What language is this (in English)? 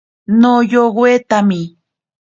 Ashéninka Perené